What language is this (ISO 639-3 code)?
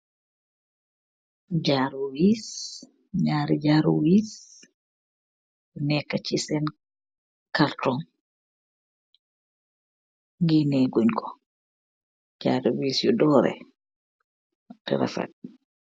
wol